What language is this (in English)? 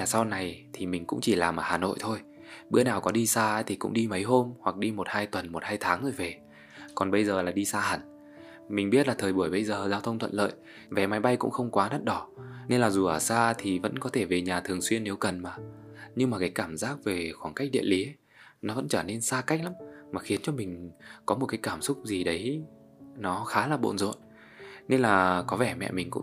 Vietnamese